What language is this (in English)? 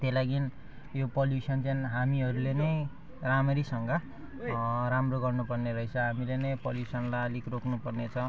Nepali